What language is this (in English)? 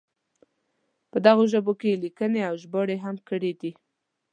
Pashto